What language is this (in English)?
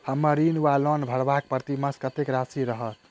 Maithili